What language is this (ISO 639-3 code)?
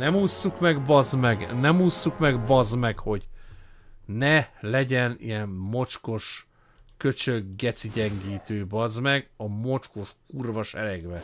hun